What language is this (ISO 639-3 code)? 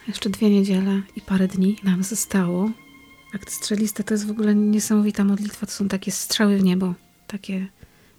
pol